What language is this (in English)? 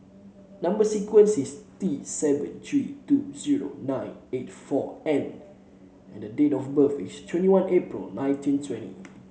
English